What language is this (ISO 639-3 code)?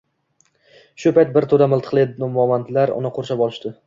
uzb